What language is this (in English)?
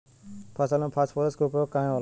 Bhojpuri